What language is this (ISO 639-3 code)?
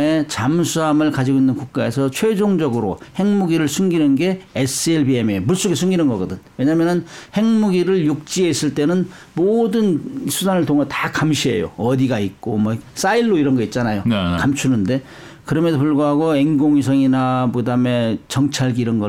kor